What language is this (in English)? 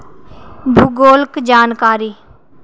Dogri